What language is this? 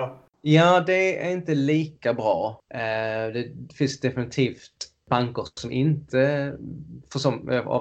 Swedish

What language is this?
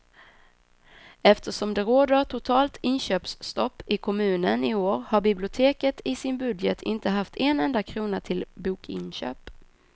Swedish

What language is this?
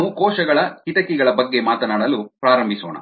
Kannada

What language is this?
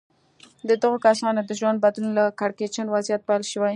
Pashto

